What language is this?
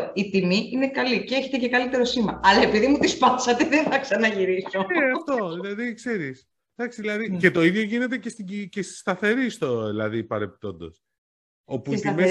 Greek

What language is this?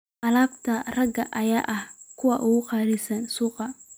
Somali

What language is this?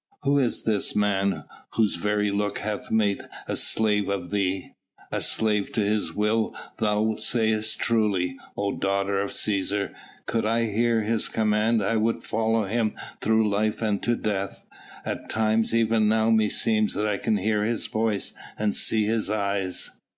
English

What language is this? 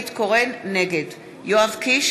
Hebrew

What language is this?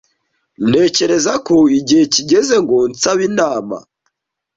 Kinyarwanda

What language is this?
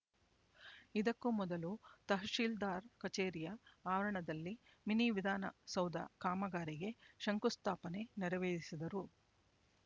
Kannada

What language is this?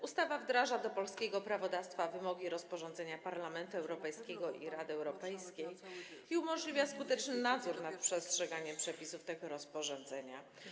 Polish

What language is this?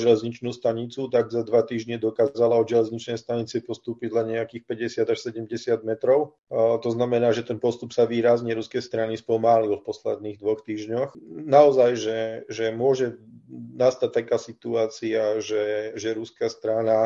Slovak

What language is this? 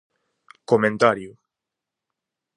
Galician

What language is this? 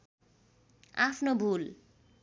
Nepali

